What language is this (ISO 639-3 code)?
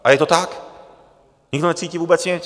ces